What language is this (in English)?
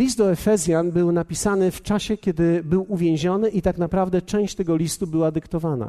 Polish